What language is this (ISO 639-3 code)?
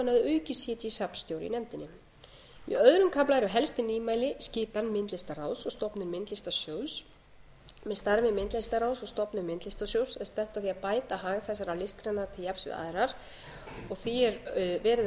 isl